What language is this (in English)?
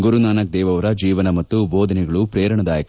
Kannada